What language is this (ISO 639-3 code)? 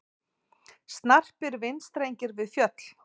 isl